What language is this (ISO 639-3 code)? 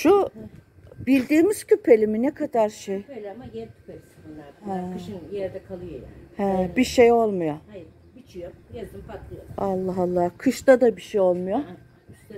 tur